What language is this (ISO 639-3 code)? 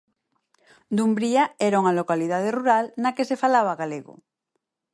glg